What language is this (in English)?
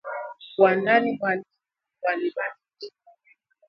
Swahili